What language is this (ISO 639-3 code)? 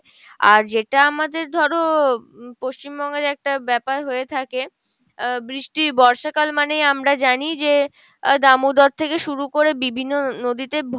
ben